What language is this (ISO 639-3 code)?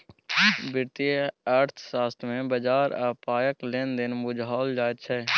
mai